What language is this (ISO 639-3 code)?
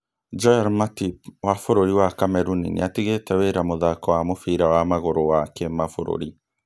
kik